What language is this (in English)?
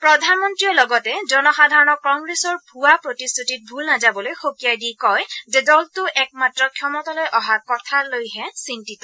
Assamese